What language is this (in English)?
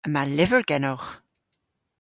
Cornish